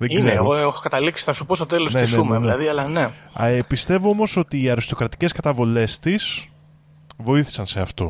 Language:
Greek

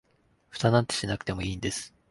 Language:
Japanese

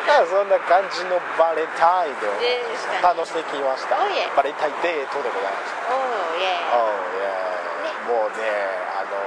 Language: Japanese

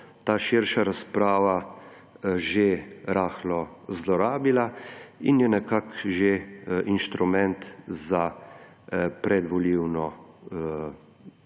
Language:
Slovenian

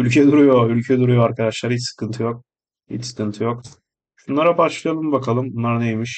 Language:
Turkish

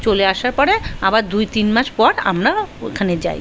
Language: Bangla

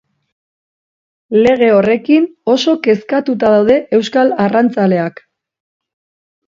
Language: Basque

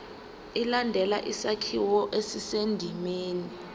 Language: Zulu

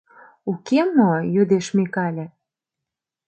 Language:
Mari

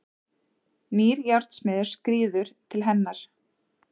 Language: Icelandic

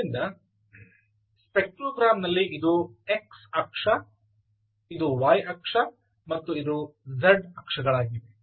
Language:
Kannada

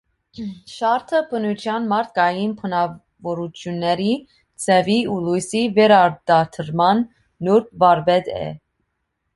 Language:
Armenian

